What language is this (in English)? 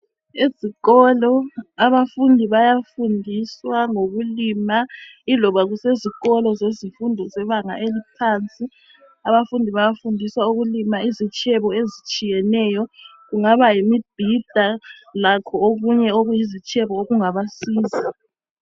North Ndebele